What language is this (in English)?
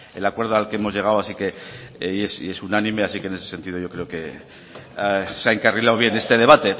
Spanish